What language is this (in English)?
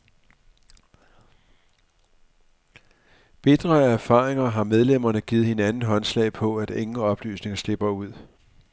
Danish